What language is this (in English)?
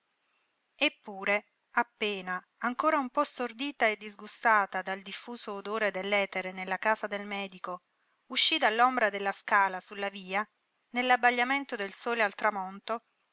Italian